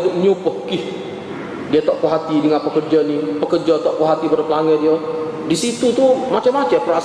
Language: Malay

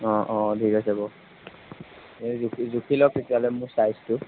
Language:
Assamese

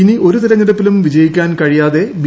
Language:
Malayalam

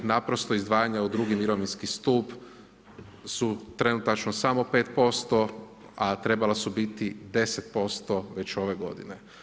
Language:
Croatian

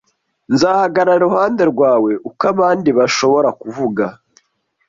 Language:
Kinyarwanda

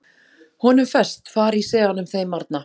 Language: Icelandic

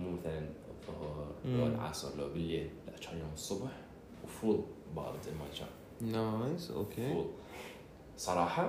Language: Arabic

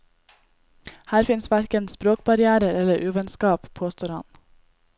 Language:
Norwegian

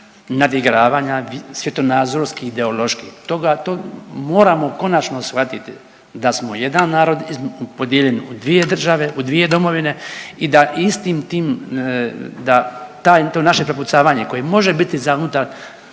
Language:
Croatian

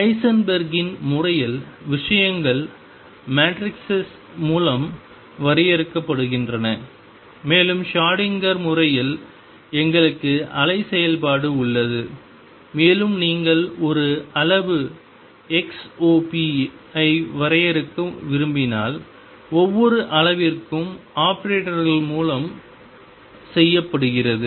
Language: Tamil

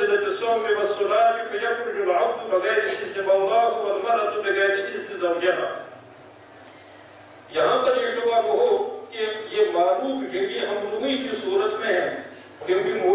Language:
Turkish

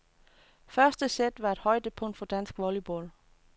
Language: Danish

